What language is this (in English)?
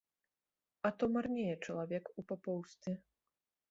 Belarusian